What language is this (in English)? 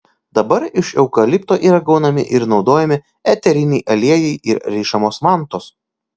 Lithuanian